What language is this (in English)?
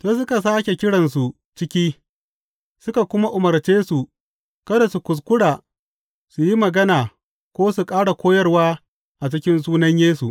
Hausa